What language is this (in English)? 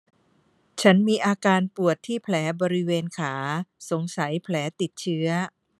Thai